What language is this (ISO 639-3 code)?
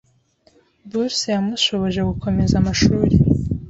kin